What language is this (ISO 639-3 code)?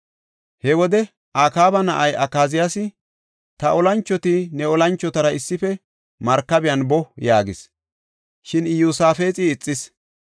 gof